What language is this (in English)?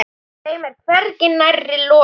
Icelandic